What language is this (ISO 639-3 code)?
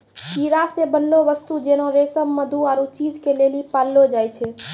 mai